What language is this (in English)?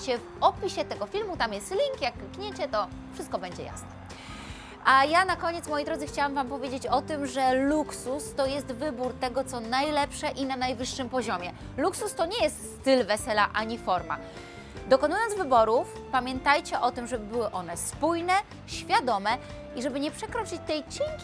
Polish